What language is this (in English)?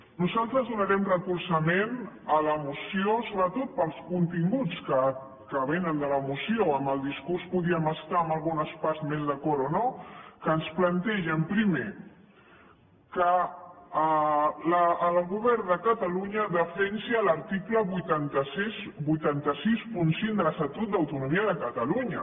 Catalan